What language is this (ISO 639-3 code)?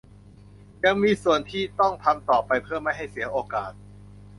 tha